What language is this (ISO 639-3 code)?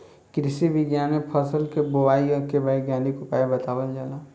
bho